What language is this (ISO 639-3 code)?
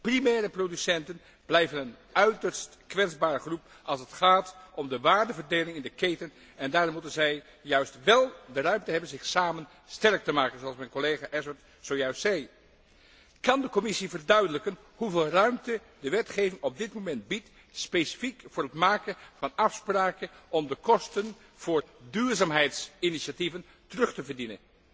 nld